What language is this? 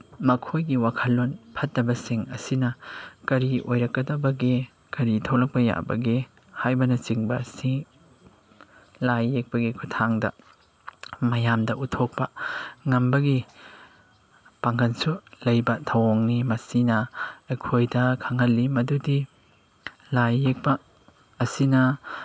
Manipuri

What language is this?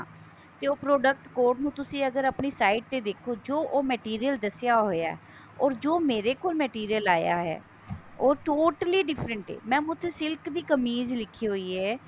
Punjabi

